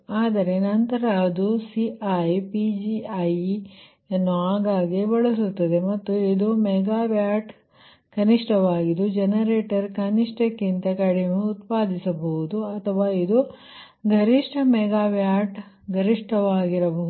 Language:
Kannada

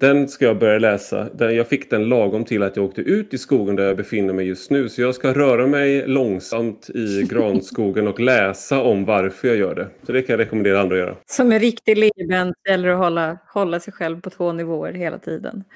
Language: Swedish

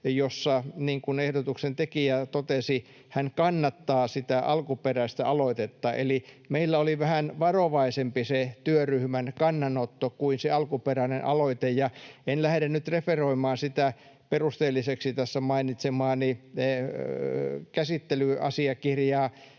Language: Finnish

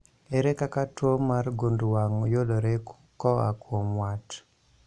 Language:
Luo (Kenya and Tanzania)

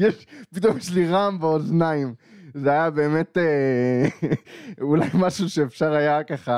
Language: Hebrew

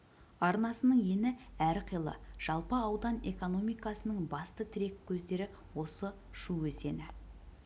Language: Kazakh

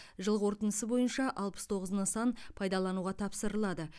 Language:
Kazakh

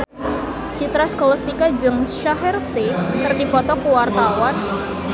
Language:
Sundanese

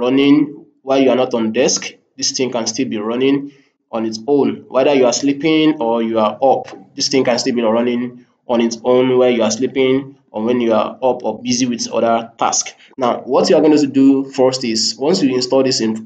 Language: English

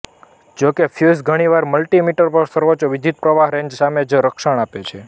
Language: Gujarati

